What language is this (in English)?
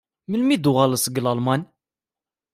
Kabyle